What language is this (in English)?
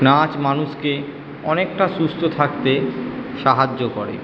Bangla